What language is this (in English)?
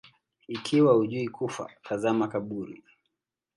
Swahili